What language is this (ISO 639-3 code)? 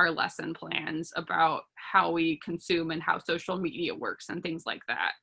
eng